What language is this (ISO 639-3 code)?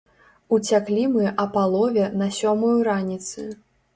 bel